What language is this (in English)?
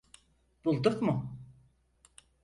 Turkish